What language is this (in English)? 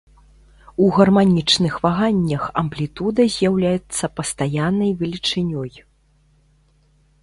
Belarusian